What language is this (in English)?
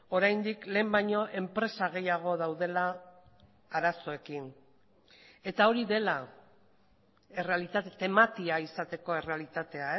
Basque